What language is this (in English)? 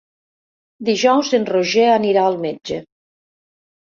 Catalan